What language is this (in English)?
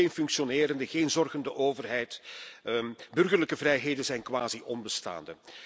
Dutch